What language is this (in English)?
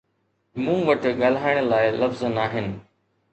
Sindhi